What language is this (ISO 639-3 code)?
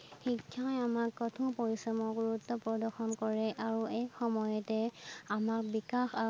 asm